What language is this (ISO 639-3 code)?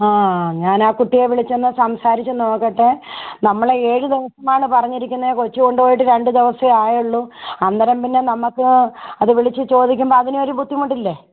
mal